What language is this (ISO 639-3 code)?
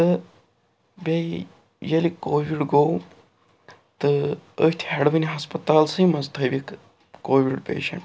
kas